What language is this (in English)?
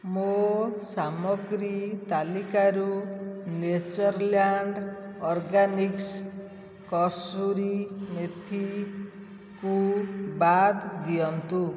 Odia